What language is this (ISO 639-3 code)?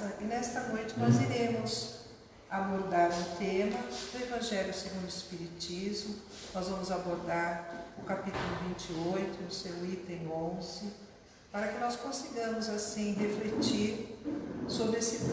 por